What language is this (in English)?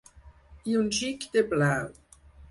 Catalan